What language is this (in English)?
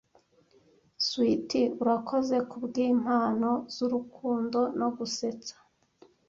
Kinyarwanda